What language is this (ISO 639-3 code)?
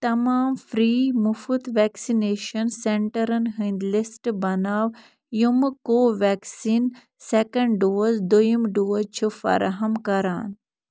kas